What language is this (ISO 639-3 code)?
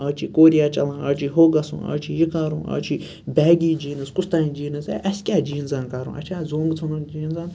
kas